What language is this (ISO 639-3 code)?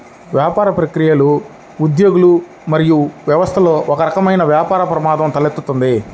tel